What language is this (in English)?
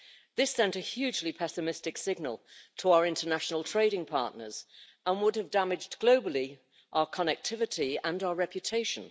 English